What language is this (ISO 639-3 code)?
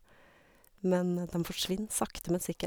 nor